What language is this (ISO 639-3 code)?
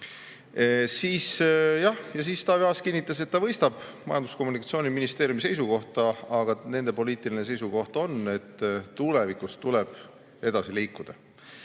est